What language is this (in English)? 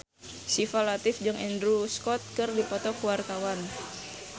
Sundanese